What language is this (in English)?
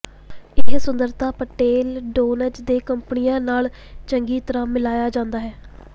Punjabi